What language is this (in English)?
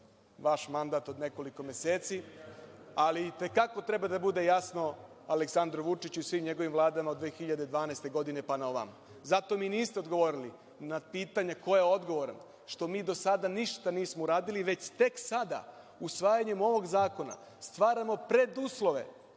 Serbian